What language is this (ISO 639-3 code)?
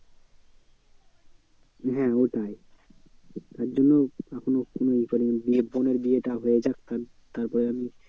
ben